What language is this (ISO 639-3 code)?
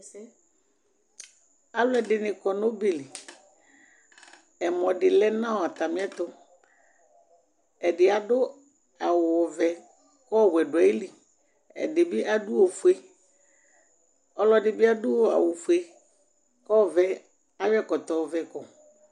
kpo